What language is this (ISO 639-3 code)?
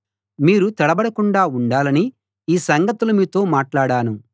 tel